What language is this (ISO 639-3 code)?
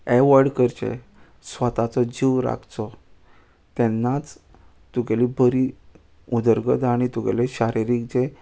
kok